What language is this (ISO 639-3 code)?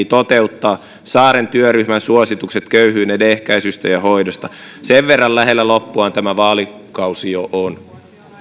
fin